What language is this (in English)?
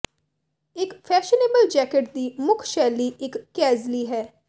Punjabi